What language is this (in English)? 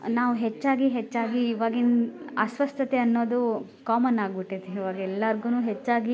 Kannada